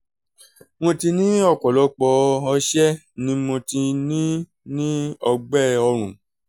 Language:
Yoruba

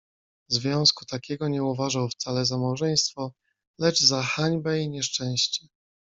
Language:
Polish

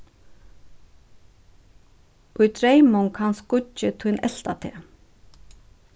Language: Faroese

